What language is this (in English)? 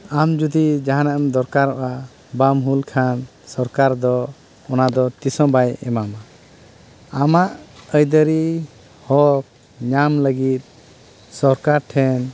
Santali